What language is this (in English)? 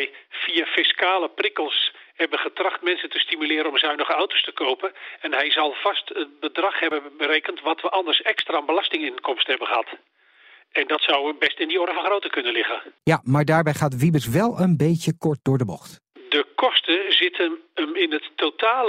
Dutch